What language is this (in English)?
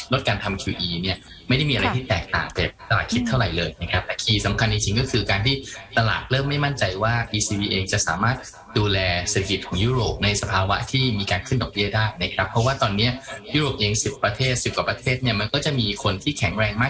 Thai